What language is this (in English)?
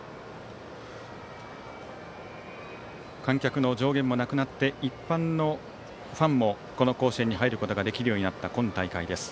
Japanese